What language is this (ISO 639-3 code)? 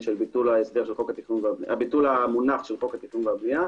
heb